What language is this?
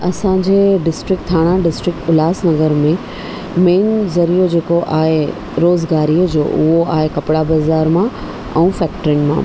Sindhi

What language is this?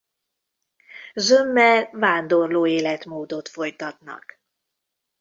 Hungarian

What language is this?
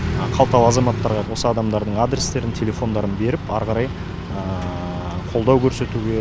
Kazakh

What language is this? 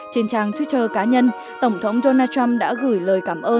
Vietnamese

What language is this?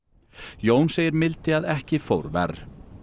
Icelandic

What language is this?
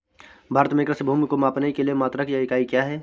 Hindi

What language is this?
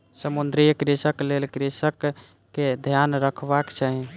Maithili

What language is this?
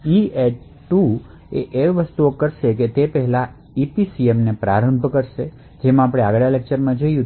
Gujarati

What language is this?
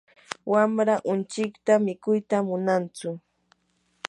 Yanahuanca Pasco Quechua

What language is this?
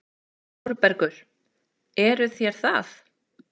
Icelandic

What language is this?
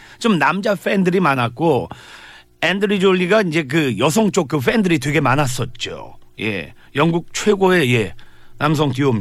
Korean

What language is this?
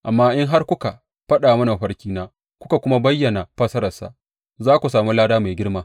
Hausa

